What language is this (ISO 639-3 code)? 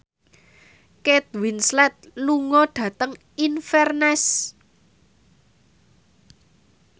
jav